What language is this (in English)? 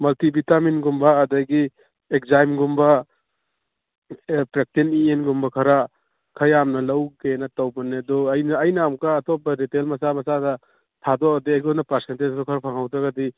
Manipuri